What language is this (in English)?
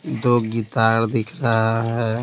Hindi